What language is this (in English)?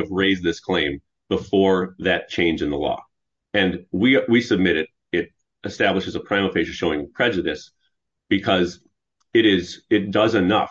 English